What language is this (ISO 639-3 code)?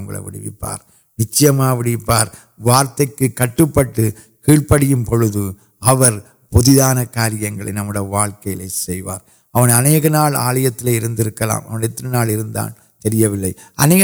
urd